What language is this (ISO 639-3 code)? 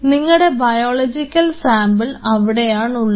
mal